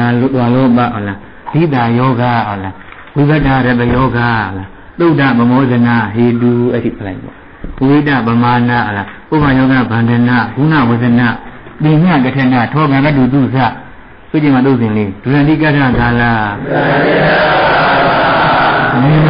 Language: Thai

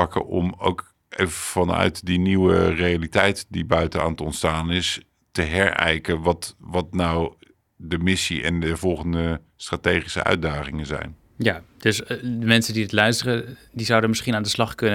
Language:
Dutch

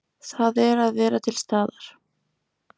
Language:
Icelandic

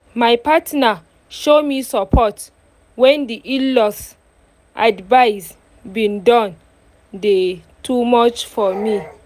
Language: Nigerian Pidgin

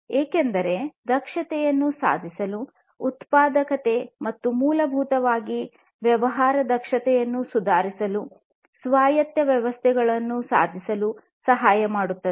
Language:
Kannada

